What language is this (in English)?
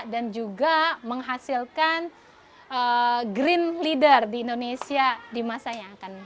Indonesian